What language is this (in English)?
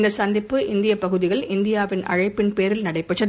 Tamil